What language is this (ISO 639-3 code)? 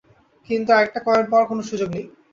ben